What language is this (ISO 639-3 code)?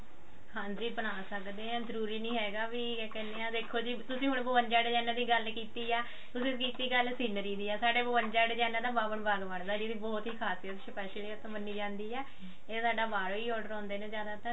pan